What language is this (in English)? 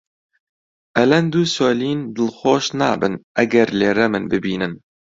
Central Kurdish